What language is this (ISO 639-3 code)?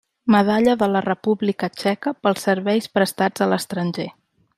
cat